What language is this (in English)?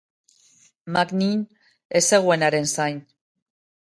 Basque